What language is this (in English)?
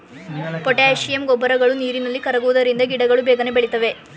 Kannada